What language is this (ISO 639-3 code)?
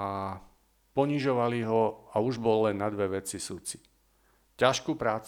slk